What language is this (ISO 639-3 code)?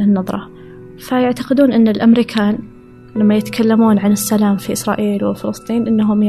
ara